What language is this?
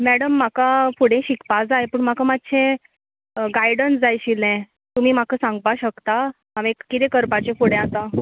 Konkani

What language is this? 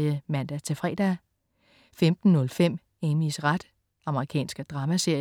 Danish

